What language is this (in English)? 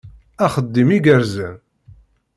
Kabyle